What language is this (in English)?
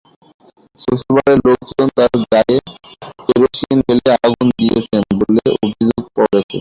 Bangla